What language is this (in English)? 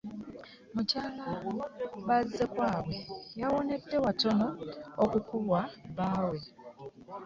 Ganda